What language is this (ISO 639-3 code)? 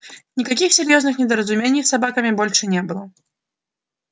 rus